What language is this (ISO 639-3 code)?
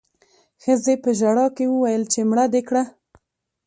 pus